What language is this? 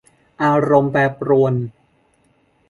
Thai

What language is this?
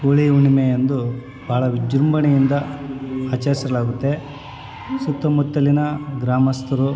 Kannada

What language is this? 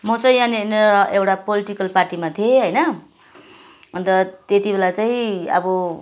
Nepali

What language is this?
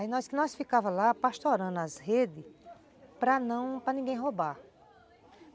Portuguese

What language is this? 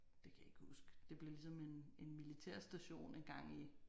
Danish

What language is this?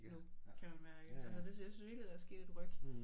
Danish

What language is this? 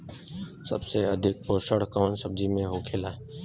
Bhojpuri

